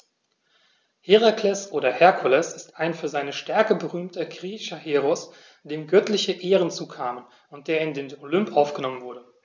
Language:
German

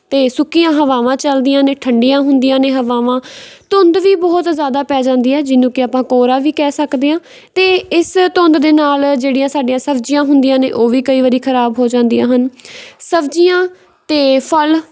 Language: Punjabi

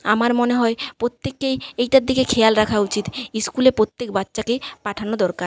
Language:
Bangla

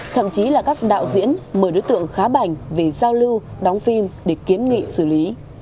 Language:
Vietnamese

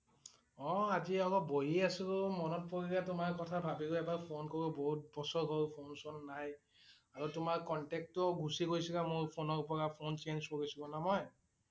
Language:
Assamese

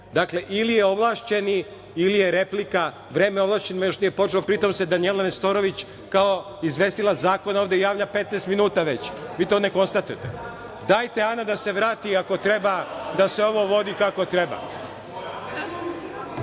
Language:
Serbian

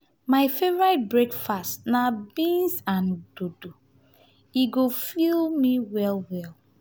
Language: Nigerian Pidgin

